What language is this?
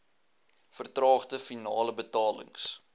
Afrikaans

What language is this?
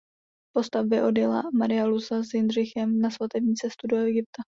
Czech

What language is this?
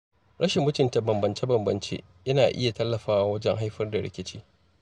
Hausa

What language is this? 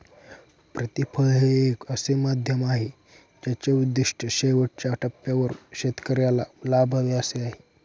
Marathi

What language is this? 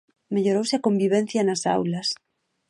Galician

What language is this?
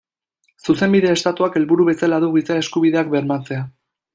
Basque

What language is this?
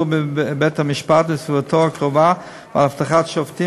Hebrew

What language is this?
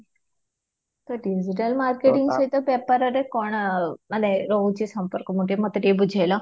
Odia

